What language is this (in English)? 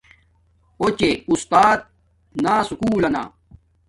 Domaaki